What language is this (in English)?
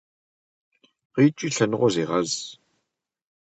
Kabardian